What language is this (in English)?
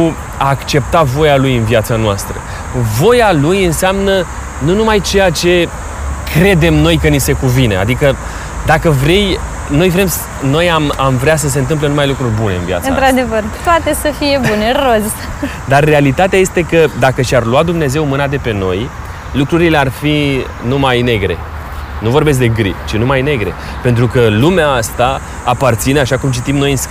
Romanian